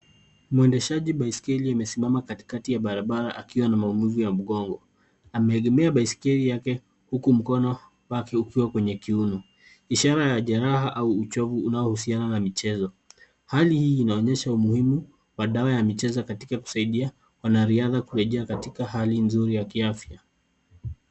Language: Swahili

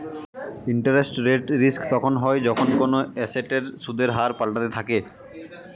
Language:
Bangla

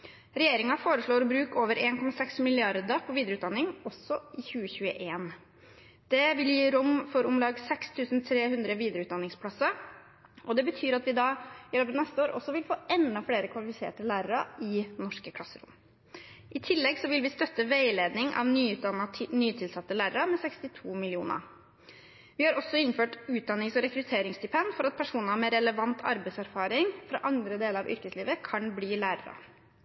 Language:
Norwegian Bokmål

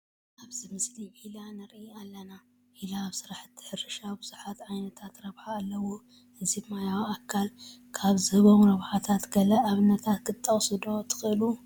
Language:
Tigrinya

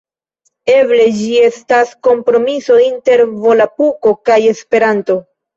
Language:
Esperanto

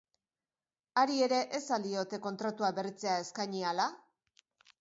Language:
Basque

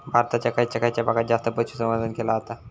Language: Marathi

